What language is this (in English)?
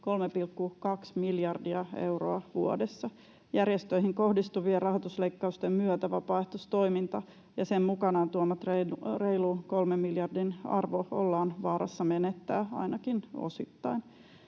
Finnish